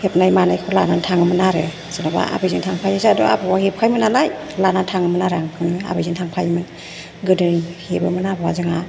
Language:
Bodo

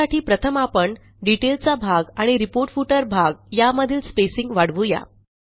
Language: Marathi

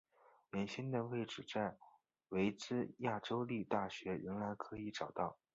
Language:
Chinese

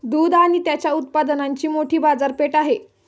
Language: Marathi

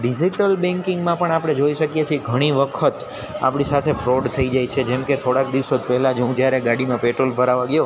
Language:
Gujarati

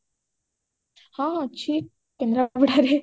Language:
Odia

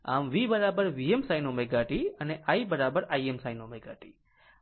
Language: Gujarati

